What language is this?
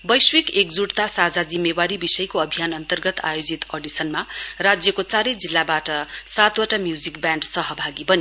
Nepali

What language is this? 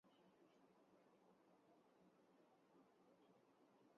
Urdu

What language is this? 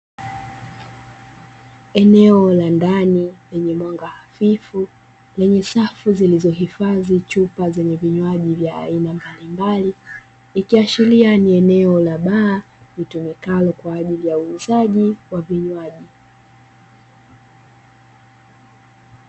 Swahili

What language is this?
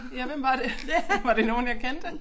Danish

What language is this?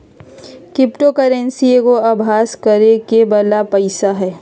Magahi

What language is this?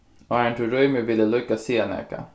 Faroese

